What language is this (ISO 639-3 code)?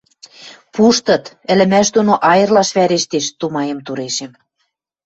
mrj